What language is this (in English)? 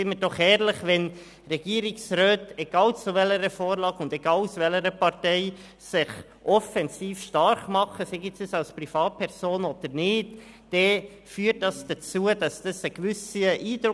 Swiss German